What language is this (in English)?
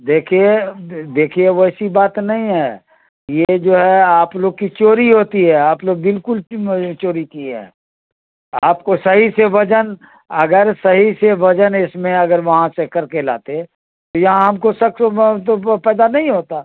Urdu